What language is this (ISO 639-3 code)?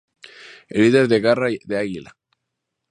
spa